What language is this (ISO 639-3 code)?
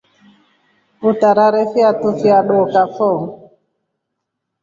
rof